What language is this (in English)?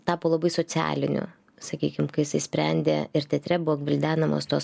Lithuanian